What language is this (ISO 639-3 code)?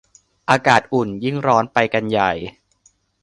tha